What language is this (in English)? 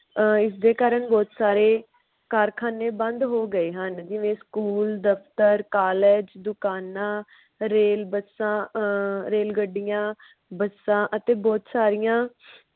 Punjabi